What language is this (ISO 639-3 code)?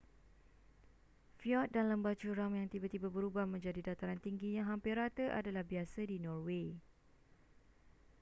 msa